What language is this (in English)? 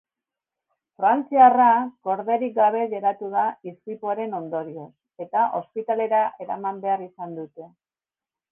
Basque